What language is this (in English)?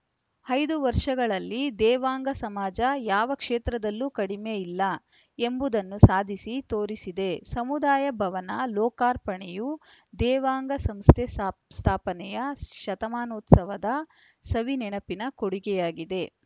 Kannada